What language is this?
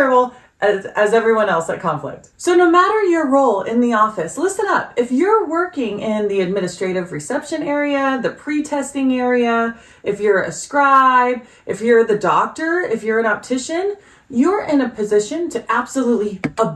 English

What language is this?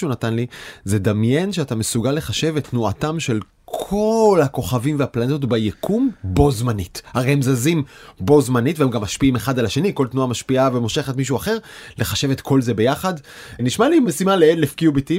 Hebrew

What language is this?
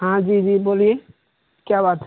Urdu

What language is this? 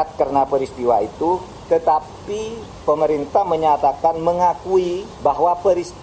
Indonesian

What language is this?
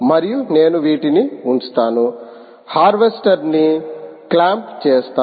Telugu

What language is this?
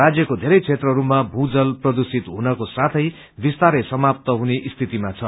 Nepali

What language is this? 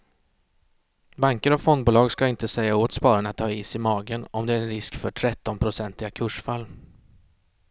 Swedish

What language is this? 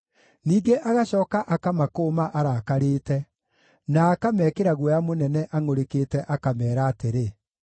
Kikuyu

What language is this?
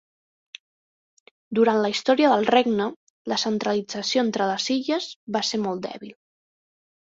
Catalan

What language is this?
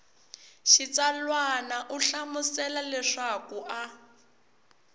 Tsonga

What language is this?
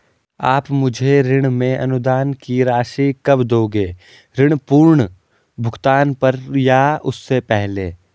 Hindi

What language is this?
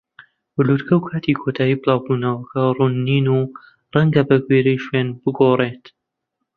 Central Kurdish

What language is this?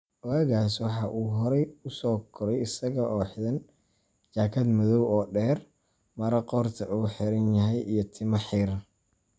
Somali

